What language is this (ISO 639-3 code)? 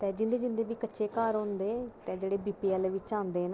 doi